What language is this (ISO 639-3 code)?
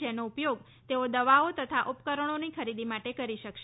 guj